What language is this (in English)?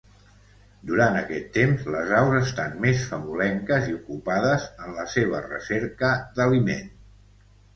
Catalan